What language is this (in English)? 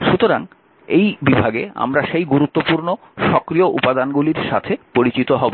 Bangla